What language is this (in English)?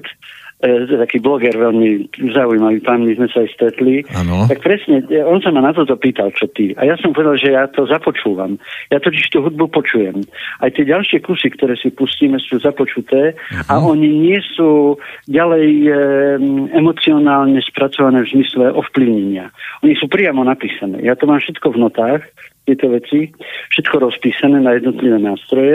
Slovak